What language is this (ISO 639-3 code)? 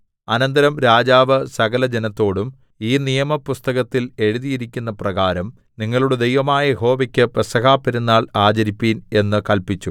mal